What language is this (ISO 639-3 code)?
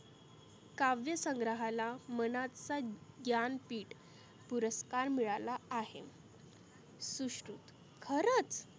mar